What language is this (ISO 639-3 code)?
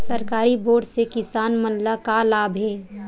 hne